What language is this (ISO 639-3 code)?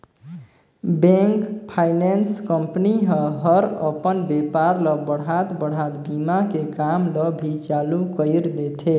hne